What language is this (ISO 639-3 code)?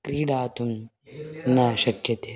san